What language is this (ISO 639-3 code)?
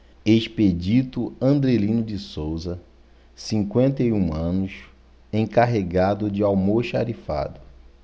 por